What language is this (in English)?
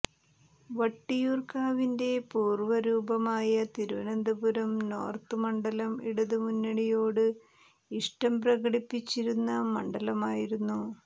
Malayalam